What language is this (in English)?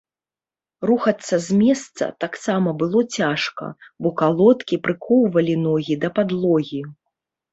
Belarusian